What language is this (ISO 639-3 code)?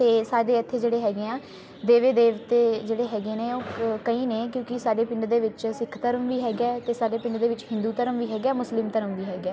pan